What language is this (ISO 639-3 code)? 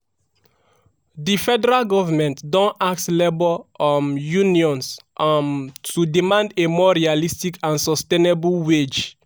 pcm